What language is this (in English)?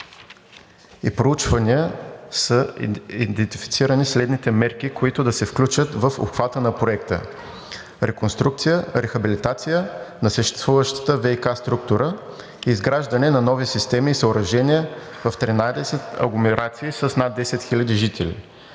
Bulgarian